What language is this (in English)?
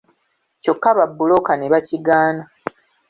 Ganda